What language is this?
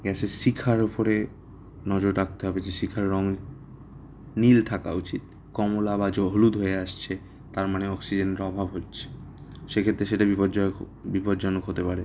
Bangla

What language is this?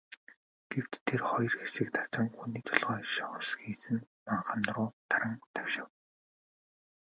Mongolian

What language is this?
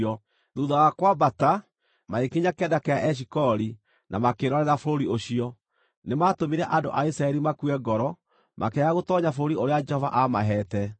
Kikuyu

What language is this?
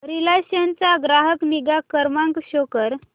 Marathi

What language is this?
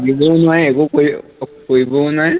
Assamese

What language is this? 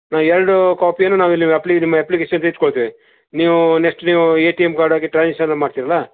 Kannada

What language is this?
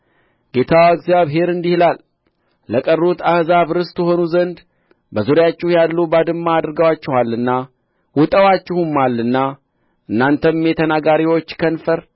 Amharic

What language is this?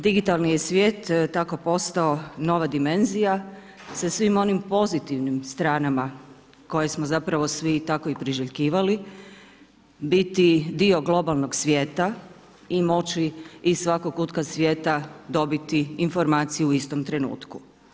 Croatian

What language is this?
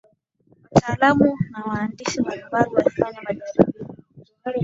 Swahili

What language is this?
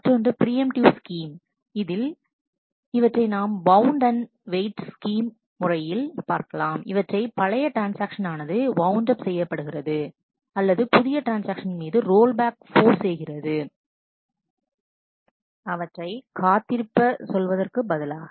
Tamil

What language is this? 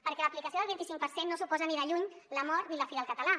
Catalan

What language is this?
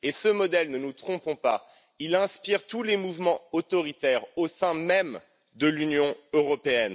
French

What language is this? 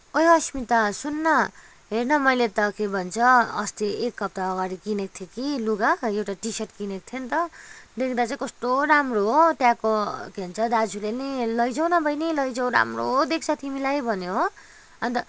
Nepali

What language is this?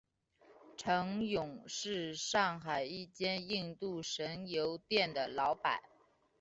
Chinese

